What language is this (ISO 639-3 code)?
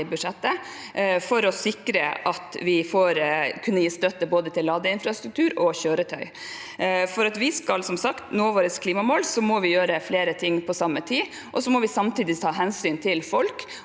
nor